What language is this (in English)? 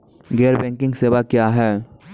Maithili